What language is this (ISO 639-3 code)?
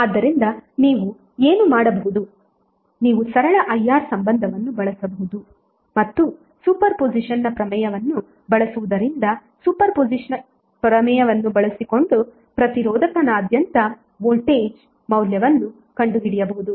kan